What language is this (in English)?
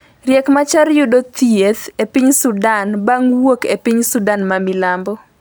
Luo (Kenya and Tanzania)